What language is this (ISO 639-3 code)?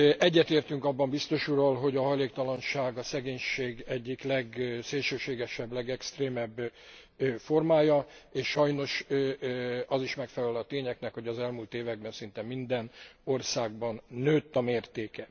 hun